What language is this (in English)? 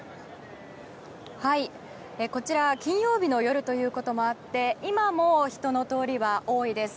Japanese